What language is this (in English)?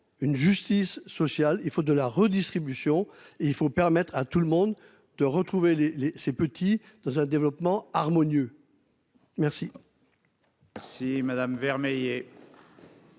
French